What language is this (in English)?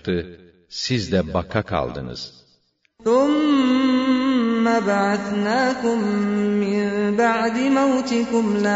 Turkish